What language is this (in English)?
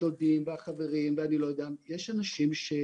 Hebrew